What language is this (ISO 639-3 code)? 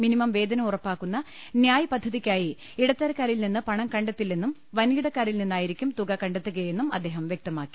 mal